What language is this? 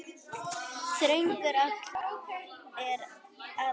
Icelandic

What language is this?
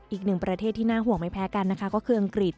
Thai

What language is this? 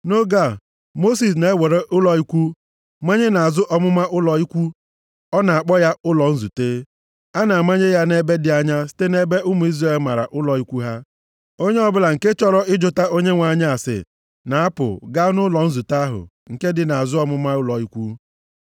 Igbo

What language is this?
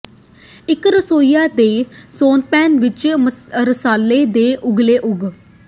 Punjabi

